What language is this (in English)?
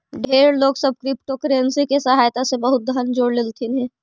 Magahi